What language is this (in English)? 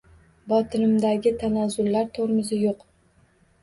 Uzbek